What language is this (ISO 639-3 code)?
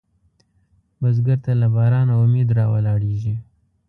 pus